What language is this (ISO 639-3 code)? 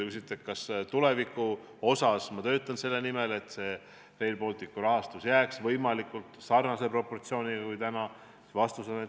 est